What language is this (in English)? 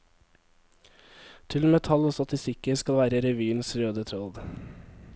Norwegian